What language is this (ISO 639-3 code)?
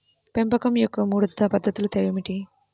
tel